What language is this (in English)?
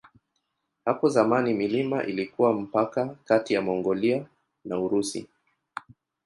Swahili